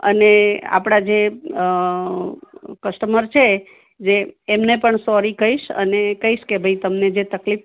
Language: Gujarati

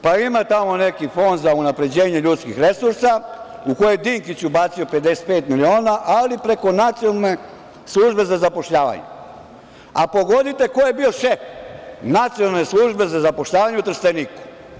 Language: Serbian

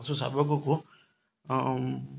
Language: Odia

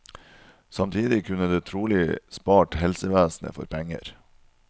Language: Norwegian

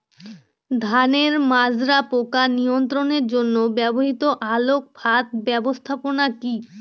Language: Bangla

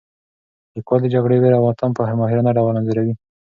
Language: Pashto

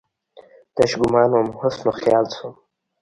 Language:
Pashto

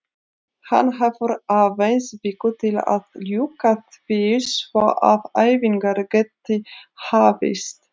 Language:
Icelandic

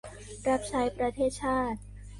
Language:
Thai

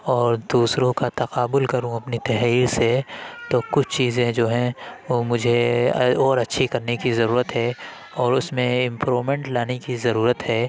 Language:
Urdu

